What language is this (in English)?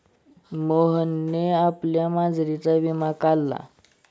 Marathi